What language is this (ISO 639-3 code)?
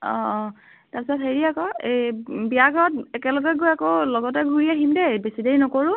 asm